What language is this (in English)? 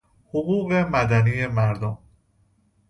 Persian